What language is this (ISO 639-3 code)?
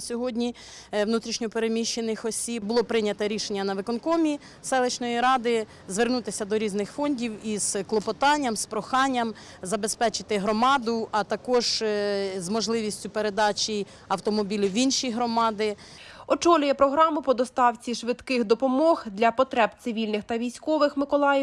ukr